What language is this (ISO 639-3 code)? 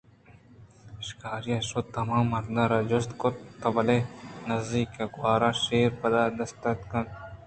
bgp